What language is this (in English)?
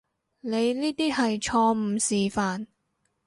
Cantonese